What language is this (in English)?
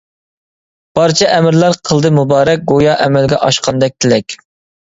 Uyghur